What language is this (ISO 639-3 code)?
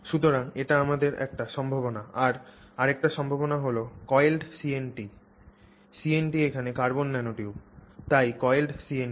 ben